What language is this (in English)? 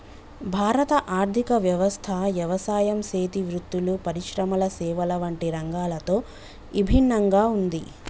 Telugu